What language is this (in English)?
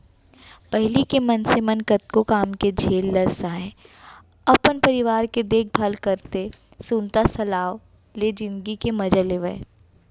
Chhattisgarhi